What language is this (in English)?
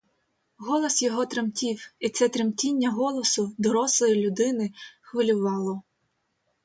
Ukrainian